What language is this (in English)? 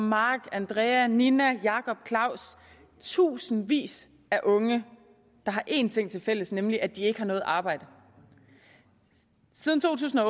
Danish